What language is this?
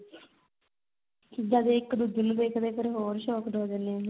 Punjabi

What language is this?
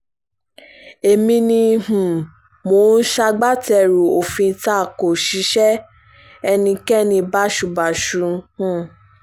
Yoruba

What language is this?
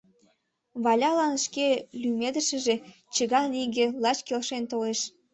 Mari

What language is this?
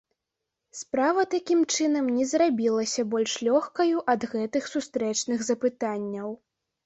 Belarusian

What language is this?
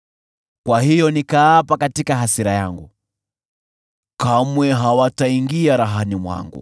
Swahili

